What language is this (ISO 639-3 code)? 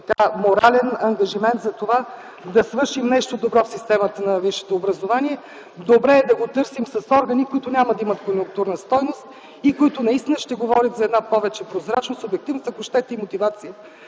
bul